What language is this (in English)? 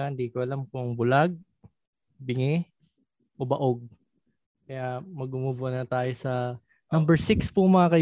Filipino